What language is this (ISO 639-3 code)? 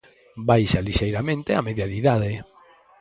glg